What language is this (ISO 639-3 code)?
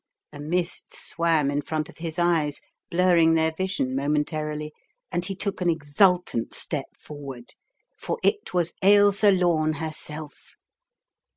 eng